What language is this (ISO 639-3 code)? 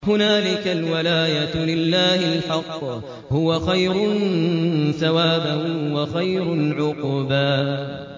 ara